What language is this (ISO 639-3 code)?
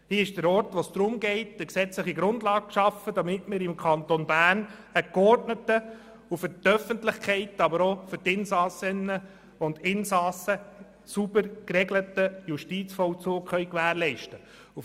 gsw